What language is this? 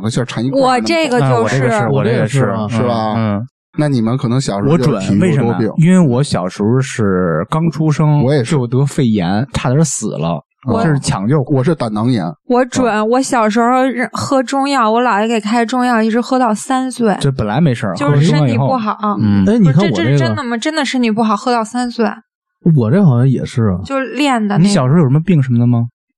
Chinese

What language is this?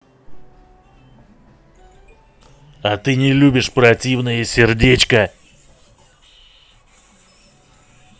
Russian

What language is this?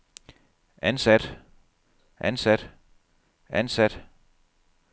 Danish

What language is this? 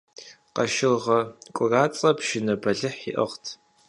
Kabardian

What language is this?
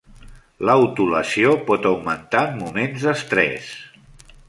Catalan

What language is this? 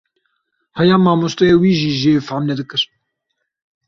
Kurdish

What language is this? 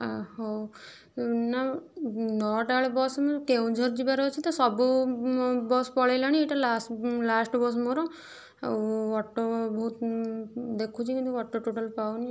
Odia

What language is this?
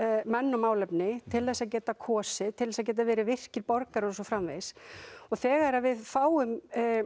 Icelandic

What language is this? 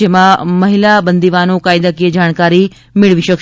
Gujarati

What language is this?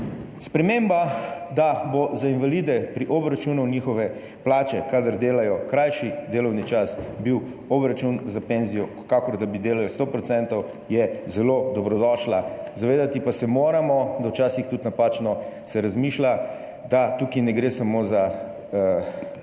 Slovenian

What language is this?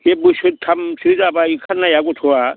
Bodo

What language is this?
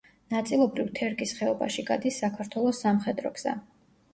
Georgian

